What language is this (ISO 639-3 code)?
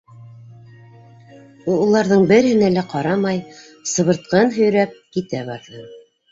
bak